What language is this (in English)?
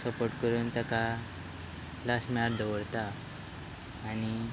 Konkani